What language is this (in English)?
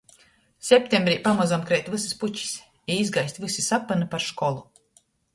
Latgalian